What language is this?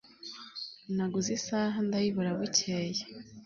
Kinyarwanda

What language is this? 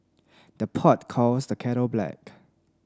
English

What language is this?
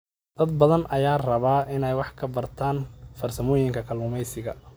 Somali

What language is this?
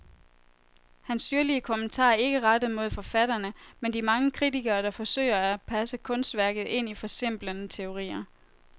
Danish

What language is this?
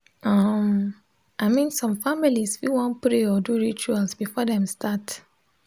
Nigerian Pidgin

